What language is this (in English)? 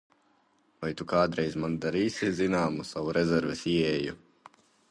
Latvian